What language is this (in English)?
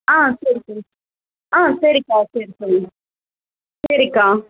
Tamil